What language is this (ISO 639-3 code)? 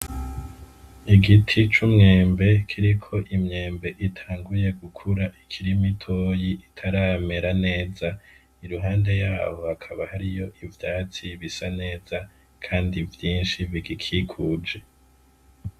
run